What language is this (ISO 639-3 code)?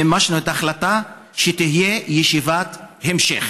heb